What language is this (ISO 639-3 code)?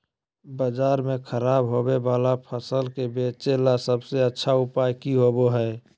mag